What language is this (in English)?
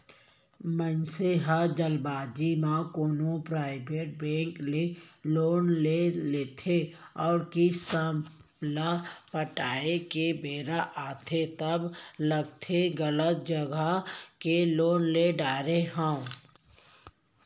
Chhattisgarhi